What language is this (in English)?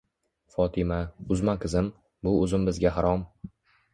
Uzbek